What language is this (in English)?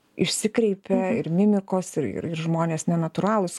Lithuanian